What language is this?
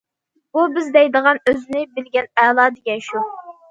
Uyghur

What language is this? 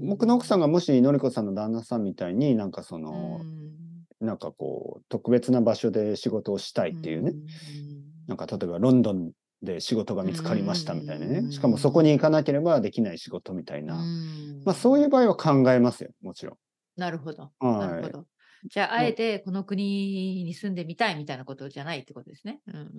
Japanese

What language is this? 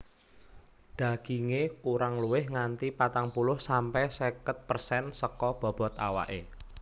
Javanese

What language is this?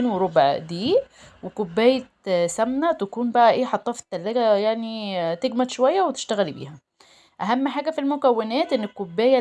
Arabic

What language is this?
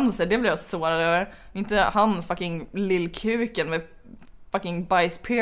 Swedish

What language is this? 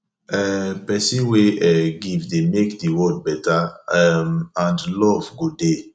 Nigerian Pidgin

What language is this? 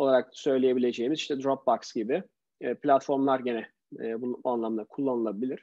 Turkish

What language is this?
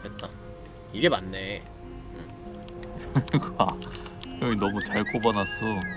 Korean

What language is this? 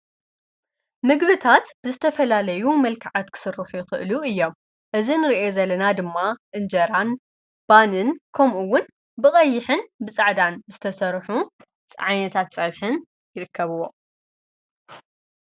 Tigrinya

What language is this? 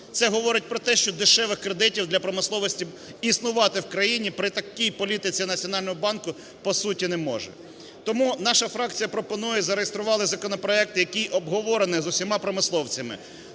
Ukrainian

